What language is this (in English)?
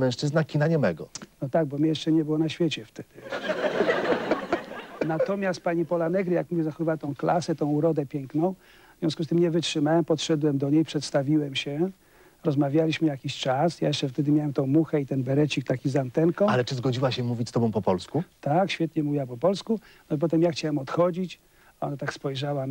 Polish